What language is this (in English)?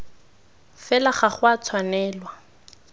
Tswana